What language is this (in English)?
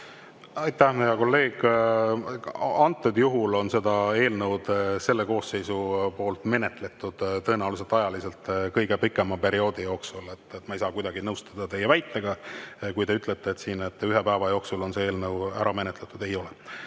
Estonian